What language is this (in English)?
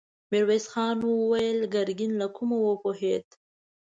Pashto